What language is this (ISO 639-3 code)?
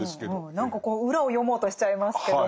jpn